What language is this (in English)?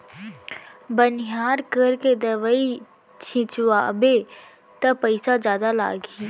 Chhattisgarhi